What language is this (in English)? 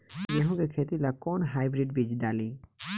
Bhojpuri